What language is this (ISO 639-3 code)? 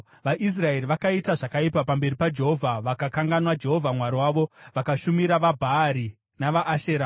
sna